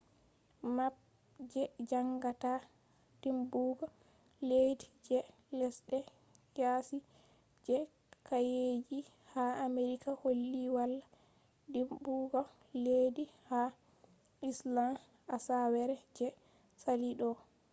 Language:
Fula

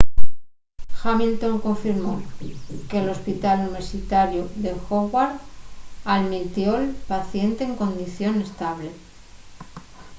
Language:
Asturian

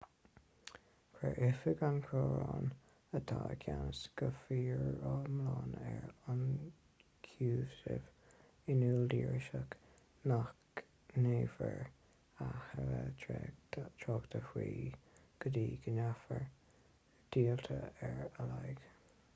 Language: Irish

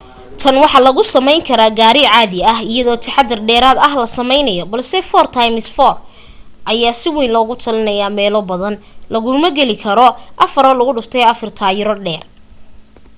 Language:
Somali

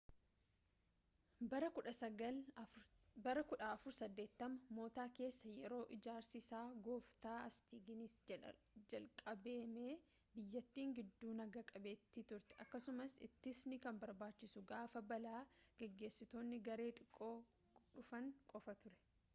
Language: Oromo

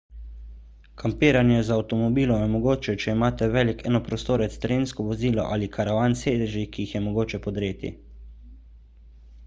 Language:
Slovenian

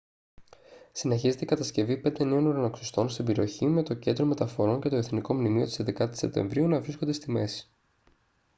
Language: Greek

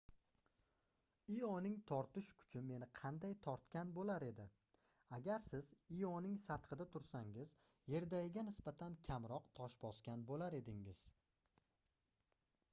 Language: Uzbek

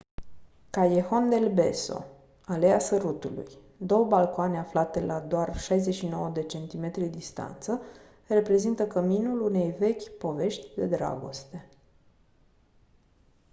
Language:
Romanian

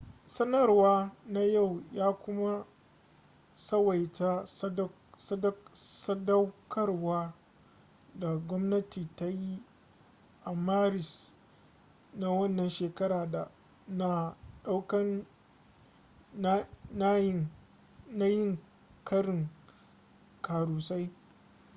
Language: Hausa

